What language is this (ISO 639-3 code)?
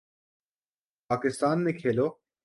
urd